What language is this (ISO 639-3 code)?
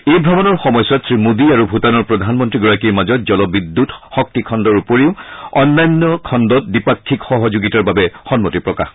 asm